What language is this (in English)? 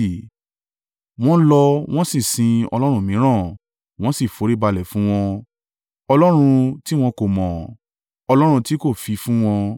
Yoruba